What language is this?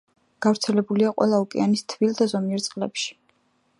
Georgian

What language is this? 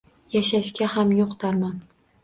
Uzbek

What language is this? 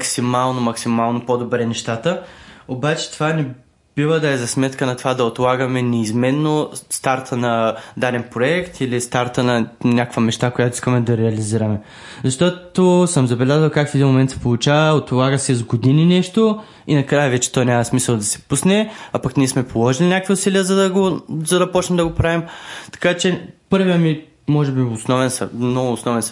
Bulgarian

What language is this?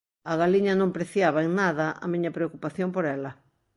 Galician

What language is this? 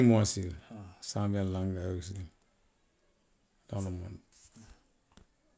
Western Maninkakan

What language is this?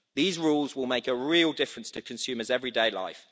English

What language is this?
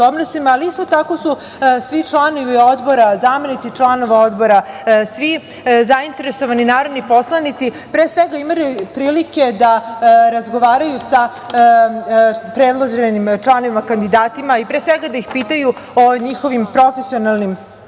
Serbian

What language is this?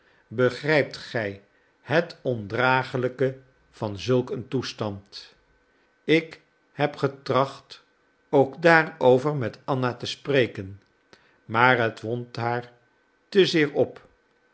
Dutch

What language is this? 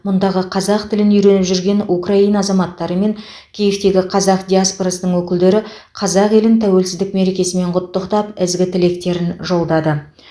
Kazakh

